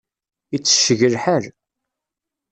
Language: Kabyle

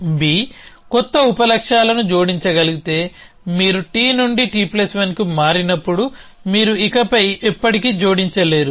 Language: Telugu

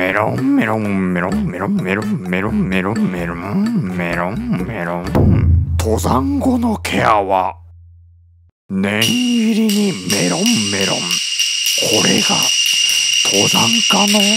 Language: Dutch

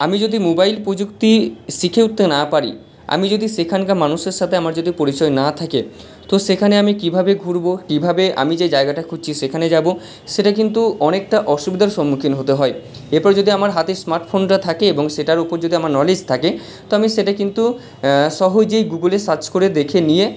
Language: Bangla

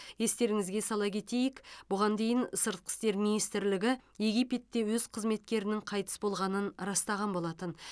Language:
Kazakh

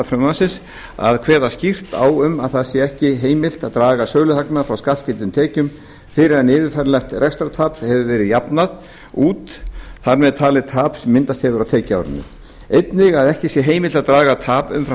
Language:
Icelandic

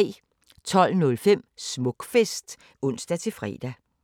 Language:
Danish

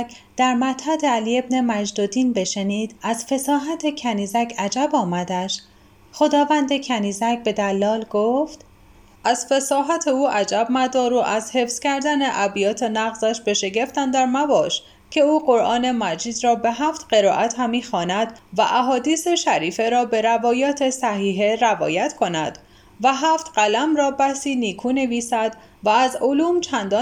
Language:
Persian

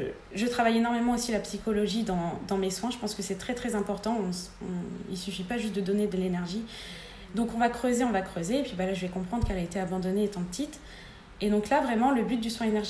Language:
French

